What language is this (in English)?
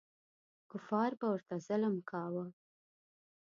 Pashto